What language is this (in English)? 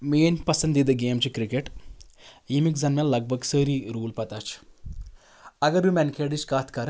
Kashmiri